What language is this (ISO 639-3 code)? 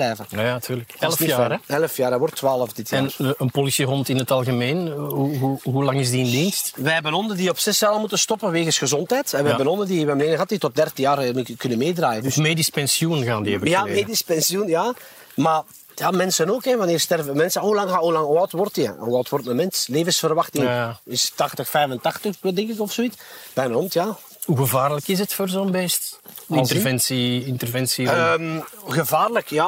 nld